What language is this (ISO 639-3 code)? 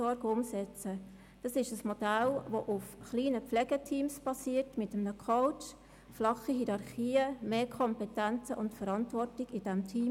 gsw